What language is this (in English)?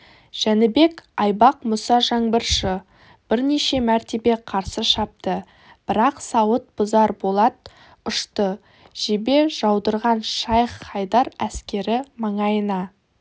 Kazakh